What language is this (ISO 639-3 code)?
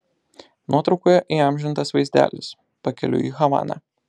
lit